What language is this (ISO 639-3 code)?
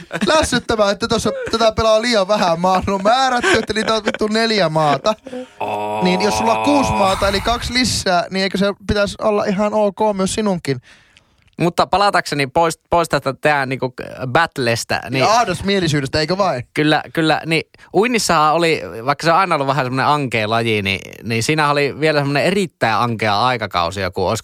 fin